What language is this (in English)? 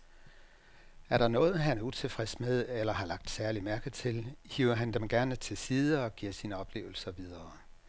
Danish